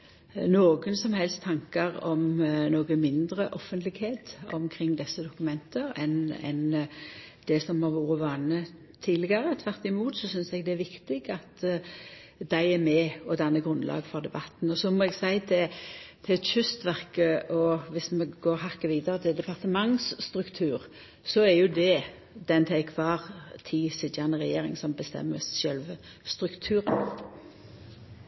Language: Norwegian Nynorsk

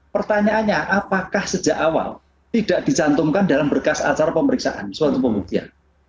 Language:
Indonesian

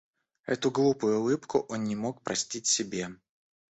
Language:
Russian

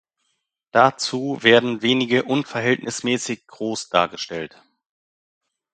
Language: German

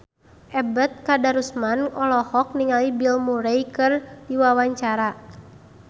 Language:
Sundanese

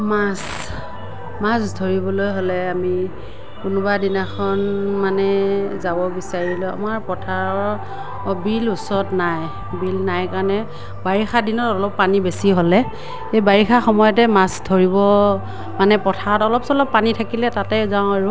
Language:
Assamese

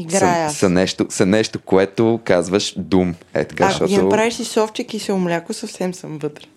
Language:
Bulgarian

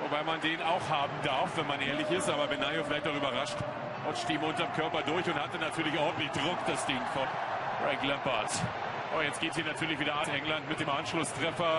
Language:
German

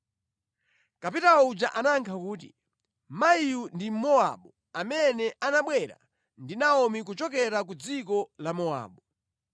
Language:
Nyanja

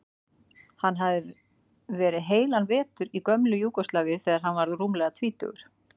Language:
Icelandic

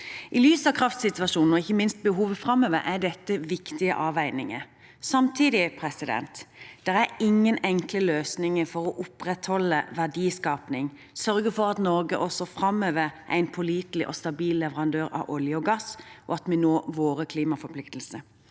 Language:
Norwegian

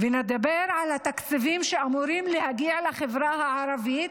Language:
Hebrew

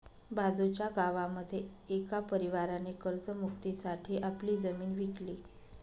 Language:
Marathi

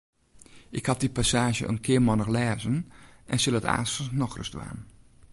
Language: Western Frisian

